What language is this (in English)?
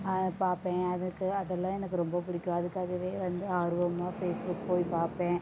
Tamil